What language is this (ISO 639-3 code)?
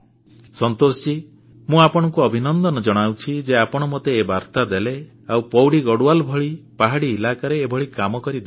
ori